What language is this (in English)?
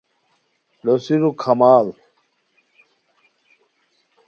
Khowar